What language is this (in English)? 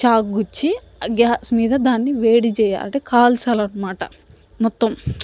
Telugu